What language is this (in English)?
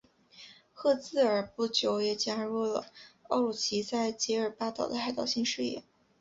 Chinese